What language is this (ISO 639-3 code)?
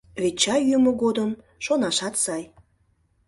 chm